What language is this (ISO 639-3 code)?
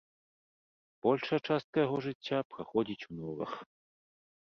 bel